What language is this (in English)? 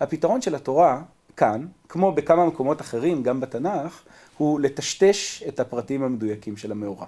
Hebrew